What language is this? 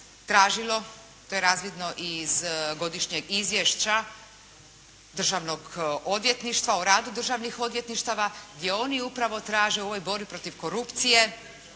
Croatian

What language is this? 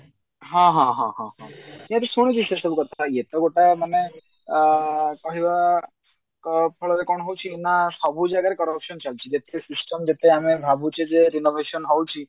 Odia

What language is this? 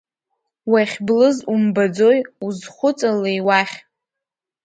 Abkhazian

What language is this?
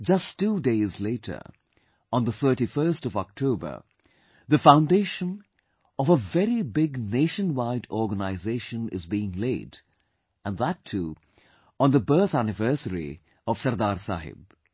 English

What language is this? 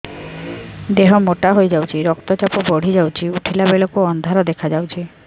Odia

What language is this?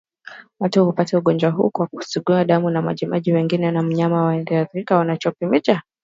Swahili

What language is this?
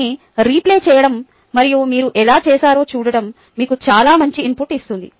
Telugu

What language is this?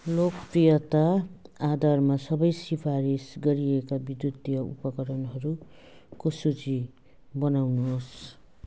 Nepali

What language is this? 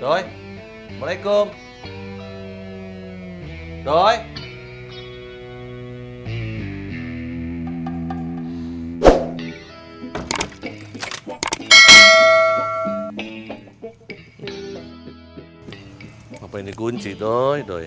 Indonesian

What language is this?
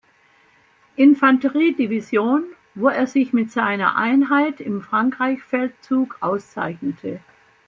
German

